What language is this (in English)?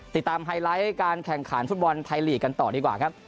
Thai